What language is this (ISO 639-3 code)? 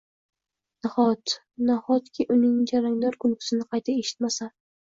uzb